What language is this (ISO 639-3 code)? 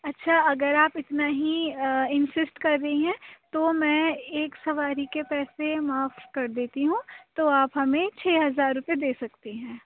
urd